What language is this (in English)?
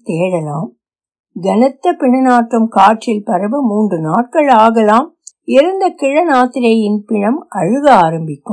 Tamil